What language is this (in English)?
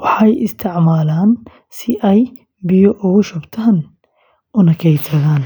Somali